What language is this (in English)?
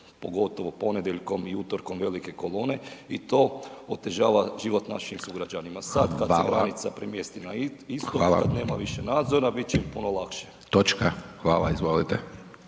Croatian